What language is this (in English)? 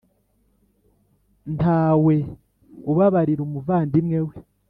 Kinyarwanda